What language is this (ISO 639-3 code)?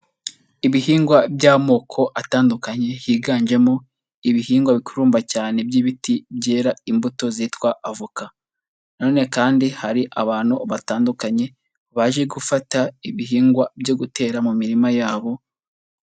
kin